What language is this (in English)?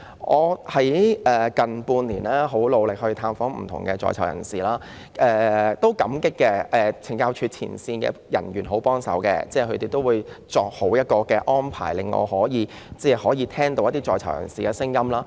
Cantonese